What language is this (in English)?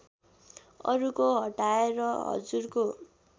Nepali